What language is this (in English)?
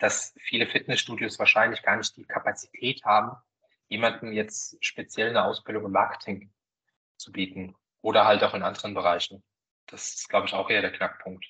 German